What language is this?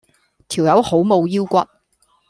Cantonese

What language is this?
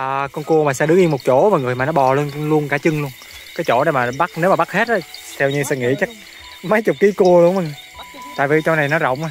Vietnamese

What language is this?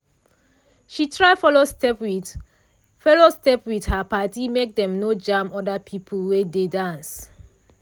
Nigerian Pidgin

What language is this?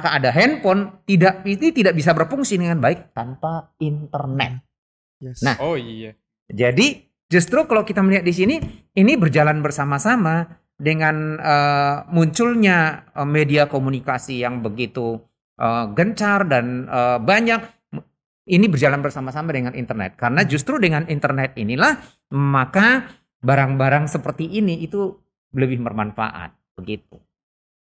Indonesian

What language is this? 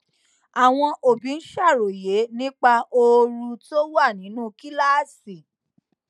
Yoruba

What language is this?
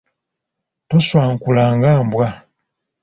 Ganda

